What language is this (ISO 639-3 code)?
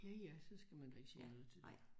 dan